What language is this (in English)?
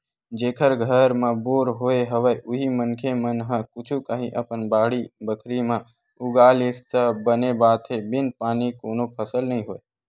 Chhattisgarhi